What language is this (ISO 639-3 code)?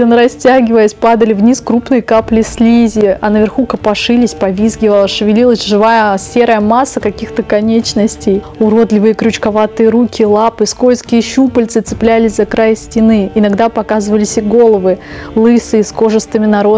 rus